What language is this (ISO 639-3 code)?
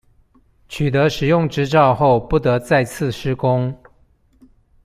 zho